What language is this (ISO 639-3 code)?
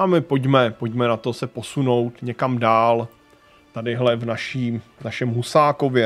ces